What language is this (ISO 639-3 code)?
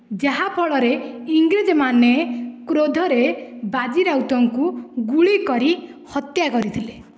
ori